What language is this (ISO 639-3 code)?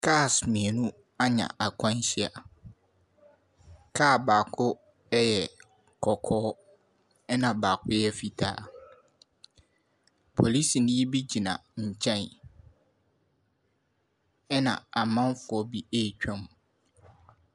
aka